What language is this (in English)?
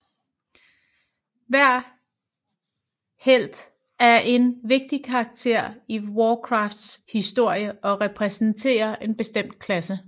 Danish